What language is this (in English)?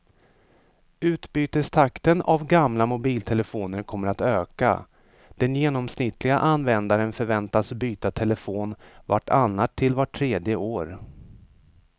Swedish